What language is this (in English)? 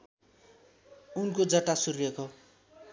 Nepali